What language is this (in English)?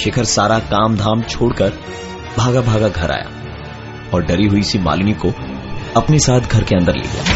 Hindi